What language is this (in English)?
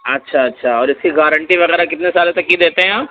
Urdu